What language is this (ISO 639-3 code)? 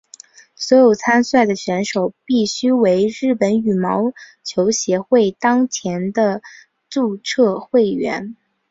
zho